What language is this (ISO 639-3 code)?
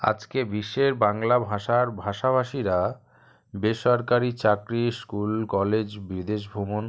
ben